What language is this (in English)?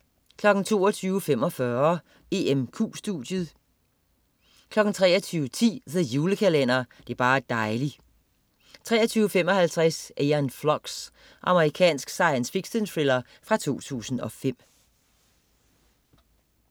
Danish